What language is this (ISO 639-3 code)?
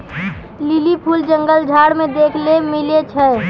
mai